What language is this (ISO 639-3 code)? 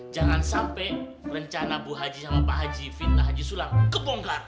ind